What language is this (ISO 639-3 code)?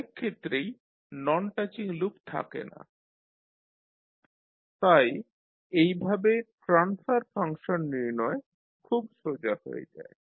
ben